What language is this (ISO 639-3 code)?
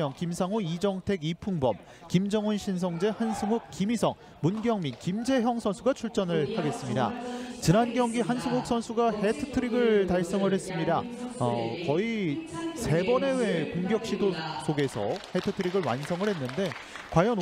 kor